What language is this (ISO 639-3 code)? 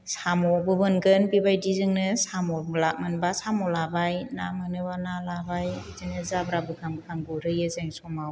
brx